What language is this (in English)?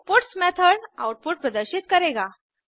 Hindi